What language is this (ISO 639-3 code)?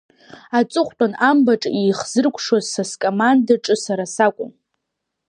abk